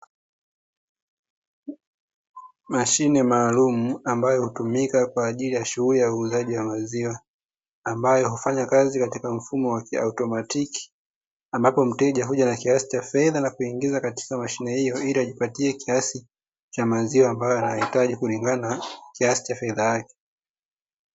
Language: Swahili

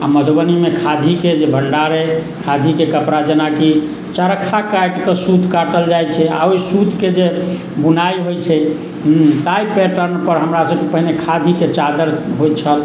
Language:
Maithili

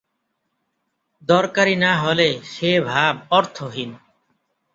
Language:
Bangla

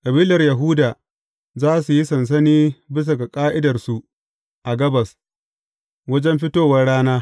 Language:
Hausa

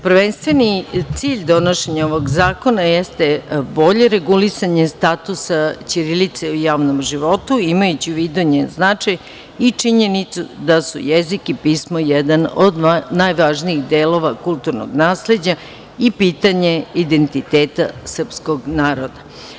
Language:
Serbian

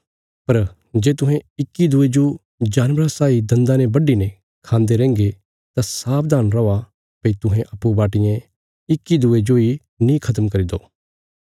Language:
Bilaspuri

